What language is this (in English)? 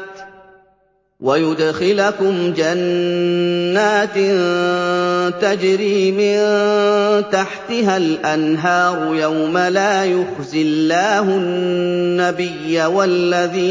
Arabic